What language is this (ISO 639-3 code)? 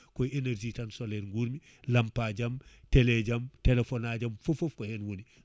ful